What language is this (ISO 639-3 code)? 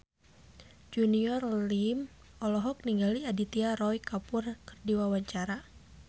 sun